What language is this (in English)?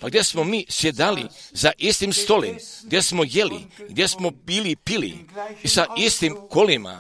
Croatian